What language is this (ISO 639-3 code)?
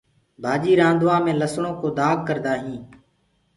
ggg